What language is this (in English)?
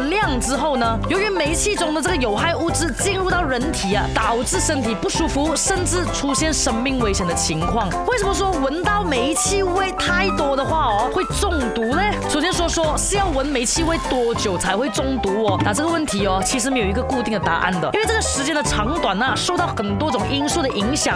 Chinese